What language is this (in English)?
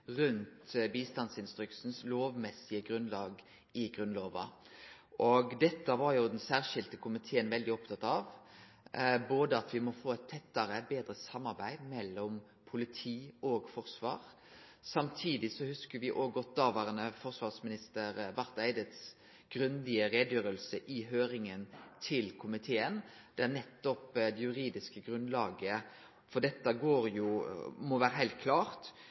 Norwegian Nynorsk